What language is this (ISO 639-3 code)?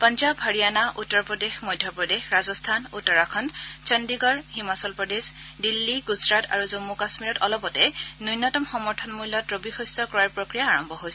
asm